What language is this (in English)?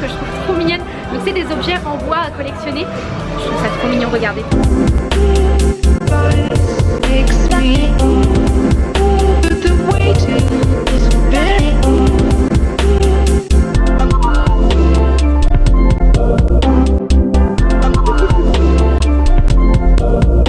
French